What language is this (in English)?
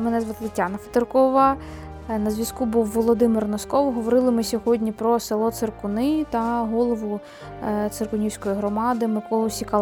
Ukrainian